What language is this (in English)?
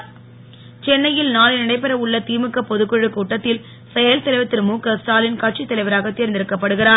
Tamil